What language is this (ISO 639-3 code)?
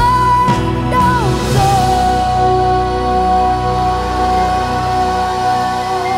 vie